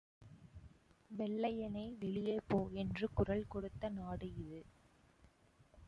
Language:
Tamil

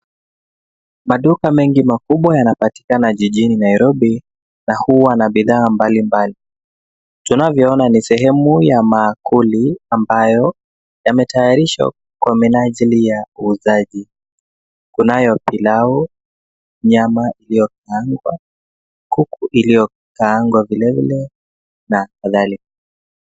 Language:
Swahili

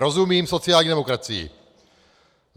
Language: Czech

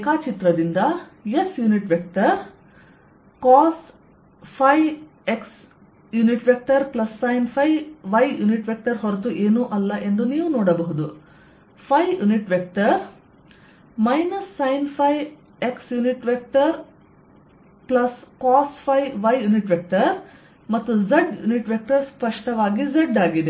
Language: Kannada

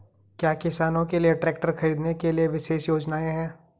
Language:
Hindi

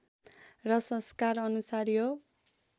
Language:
Nepali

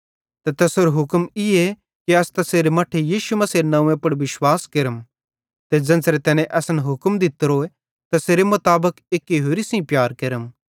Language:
Bhadrawahi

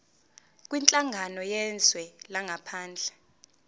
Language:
Zulu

